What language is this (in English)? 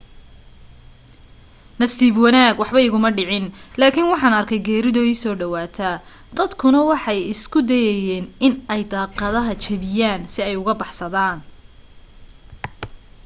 Somali